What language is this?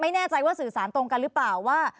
Thai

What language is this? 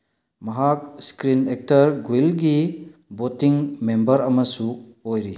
Manipuri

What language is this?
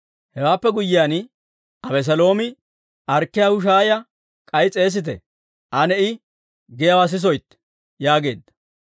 Dawro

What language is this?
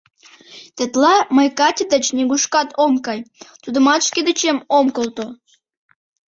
Mari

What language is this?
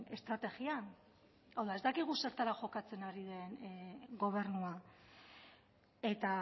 Basque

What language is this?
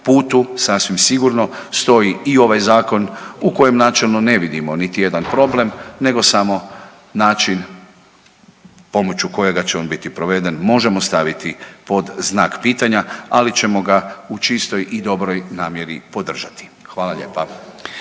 Croatian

